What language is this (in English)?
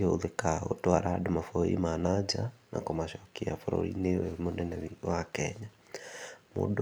Kikuyu